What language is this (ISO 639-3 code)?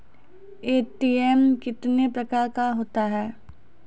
mai